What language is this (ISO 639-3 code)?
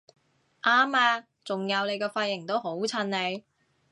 yue